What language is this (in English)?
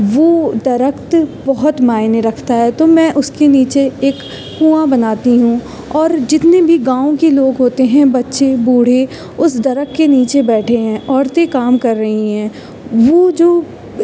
Urdu